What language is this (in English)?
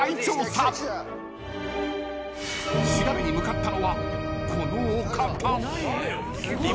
Japanese